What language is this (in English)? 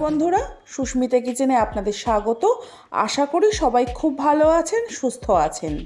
Bangla